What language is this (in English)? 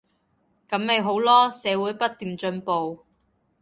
Cantonese